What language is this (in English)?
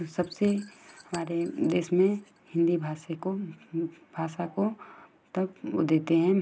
Hindi